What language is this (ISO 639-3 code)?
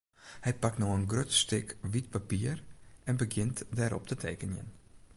fry